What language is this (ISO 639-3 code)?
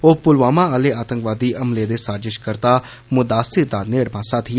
doi